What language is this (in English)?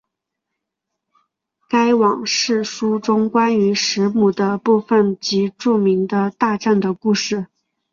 Chinese